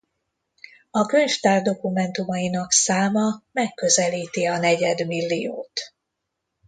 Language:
Hungarian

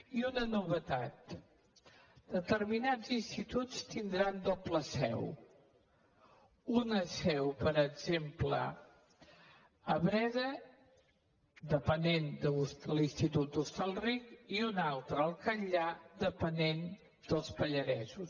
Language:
Catalan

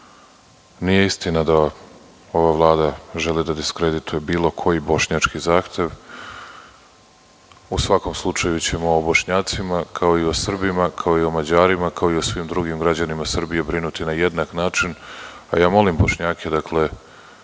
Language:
Serbian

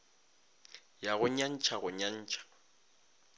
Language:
Northern Sotho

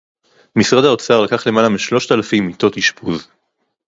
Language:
Hebrew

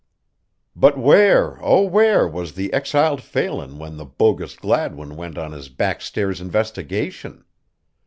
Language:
English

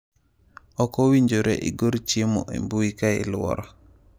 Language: Luo (Kenya and Tanzania)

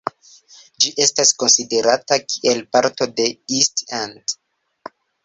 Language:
Esperanto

